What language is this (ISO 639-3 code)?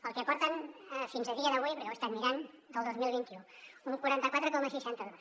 cat